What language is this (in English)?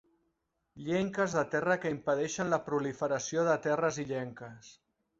Catalan